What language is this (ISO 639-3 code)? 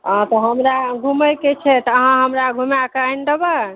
mai